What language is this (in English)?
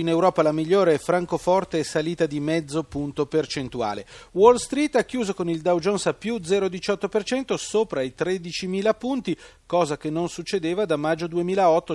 Italian